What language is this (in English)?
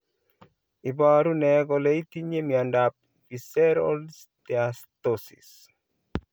Kalenjin